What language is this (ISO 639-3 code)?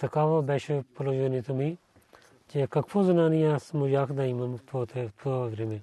bul